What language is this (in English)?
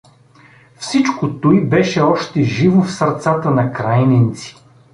Bulgarian